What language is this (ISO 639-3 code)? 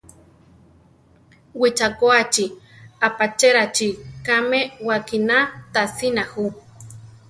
tar